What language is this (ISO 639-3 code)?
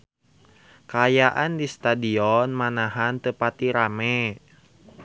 sun